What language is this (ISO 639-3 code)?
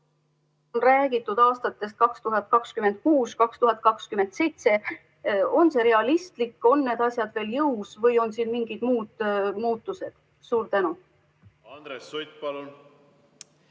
est